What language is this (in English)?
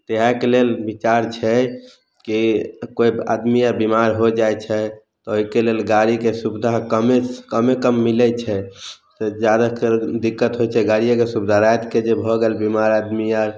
Maithili